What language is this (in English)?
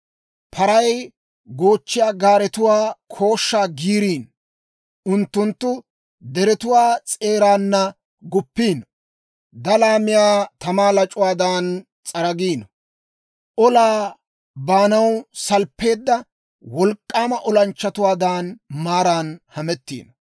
Dawro